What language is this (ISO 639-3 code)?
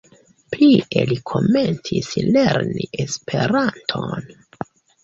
epo